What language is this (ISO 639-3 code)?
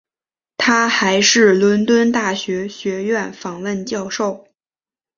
zho